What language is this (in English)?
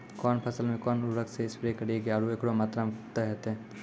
Maithili